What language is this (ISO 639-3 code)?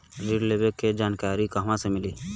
bho